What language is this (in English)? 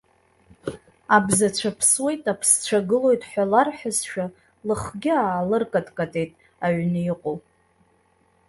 Abkhazian